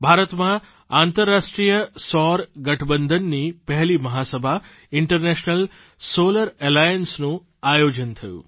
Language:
Gujarati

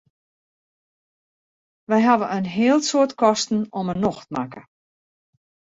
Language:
Western Frisian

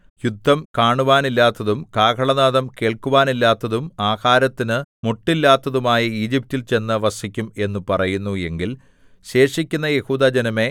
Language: Malayalam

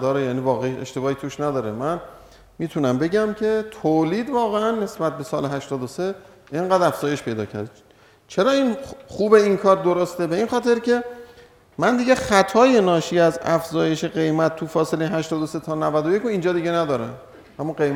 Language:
Persian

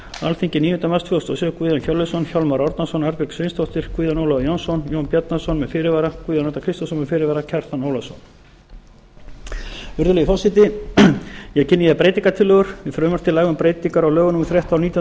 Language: Icelandic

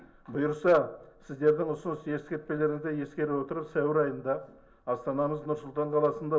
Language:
Kazakh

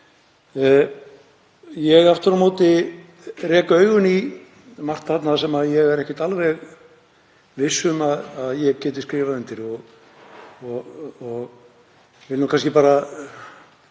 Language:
Icelandic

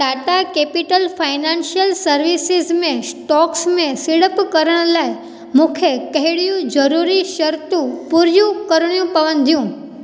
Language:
Sindhi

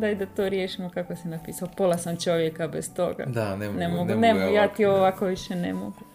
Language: Croatian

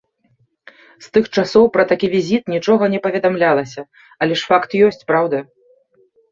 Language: Belarusian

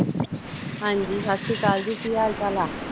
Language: Punjabi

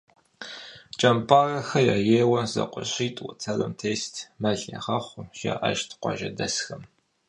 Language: Kabardian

